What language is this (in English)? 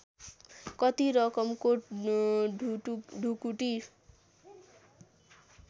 Nepali